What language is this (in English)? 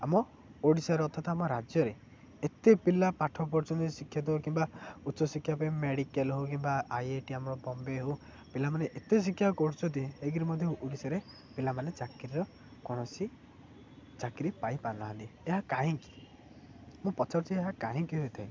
Odia